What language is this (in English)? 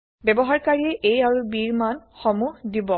Assamese